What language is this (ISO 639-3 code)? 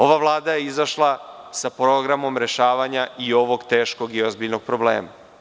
srp